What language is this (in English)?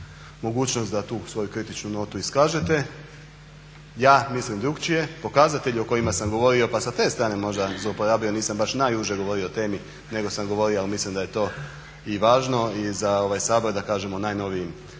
Croatian